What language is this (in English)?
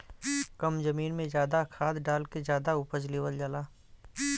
Bhojpuri